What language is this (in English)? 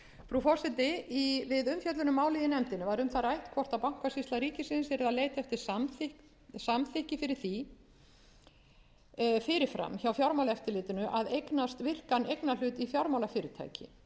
Icelandic